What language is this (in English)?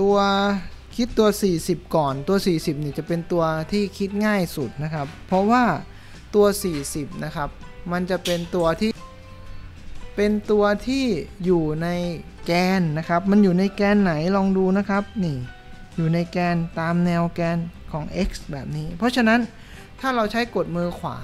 Thai